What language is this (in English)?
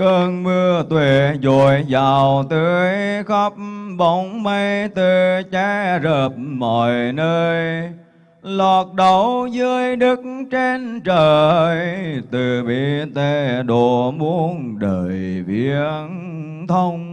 Vietnamese